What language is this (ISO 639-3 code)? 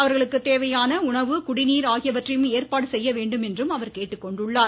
tam